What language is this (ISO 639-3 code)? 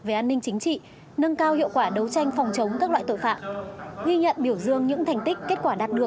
vie